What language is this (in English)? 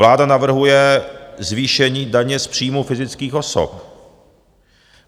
Czech